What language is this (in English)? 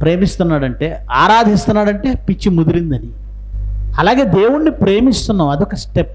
Telugu